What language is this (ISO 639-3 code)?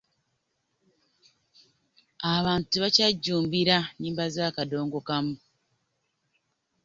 lug